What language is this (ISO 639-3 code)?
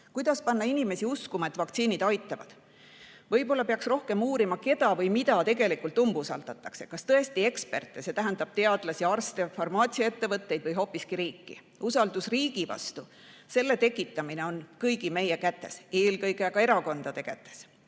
est